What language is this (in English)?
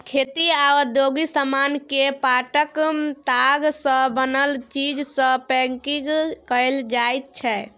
Maithili